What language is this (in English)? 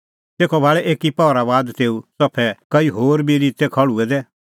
Kullu Pahari